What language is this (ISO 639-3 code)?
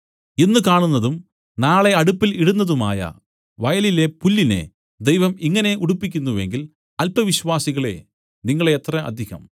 mal